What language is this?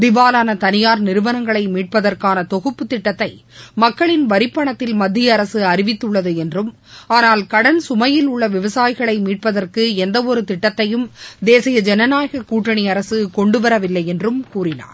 Tamil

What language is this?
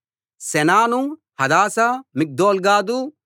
Telugu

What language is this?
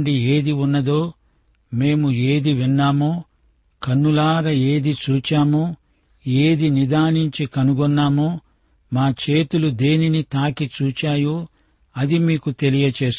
Telugu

